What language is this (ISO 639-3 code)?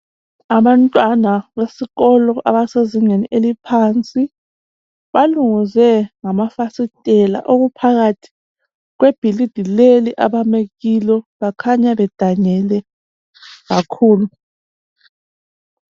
nde